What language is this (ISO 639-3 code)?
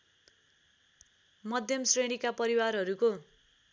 nep